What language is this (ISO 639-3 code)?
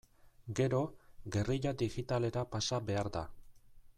eus